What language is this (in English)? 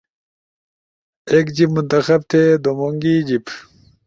Ushojo